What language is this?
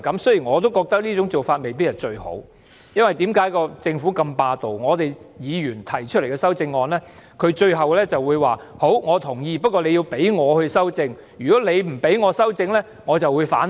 Cantonese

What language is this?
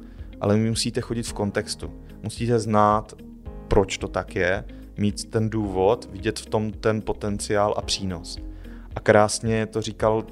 Czech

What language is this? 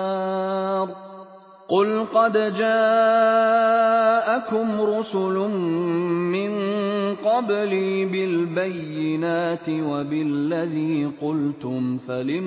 Arabic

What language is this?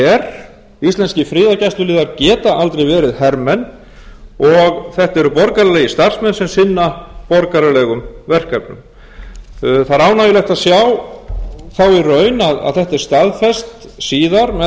Icelandic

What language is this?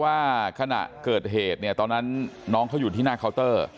Thai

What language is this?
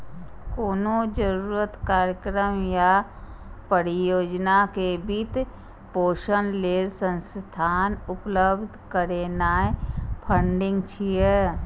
Maithili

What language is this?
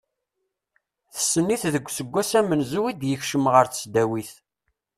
Kabyle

